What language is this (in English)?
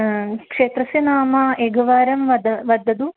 Sanskrit